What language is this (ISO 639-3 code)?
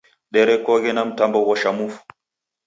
dav